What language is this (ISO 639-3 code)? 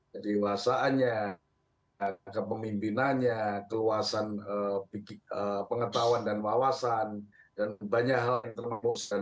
ind